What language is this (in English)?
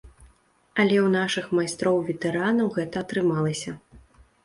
Belarusian